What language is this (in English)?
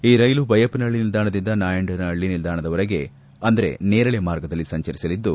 Kannada